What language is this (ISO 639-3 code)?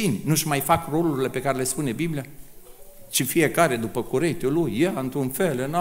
ron